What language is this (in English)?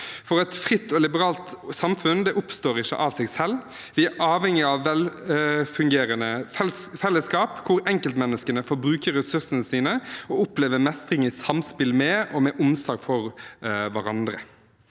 Norwegian